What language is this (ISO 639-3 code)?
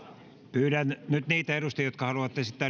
fin